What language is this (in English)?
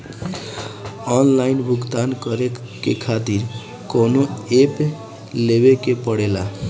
Bhojpuri